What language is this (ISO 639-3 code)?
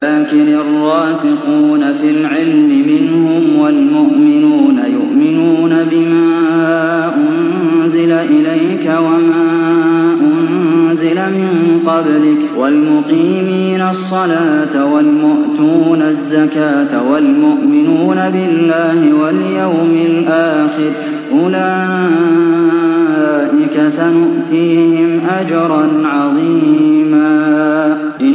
ara